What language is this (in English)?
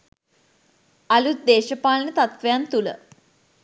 Sinhala